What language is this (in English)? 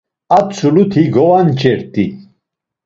Laz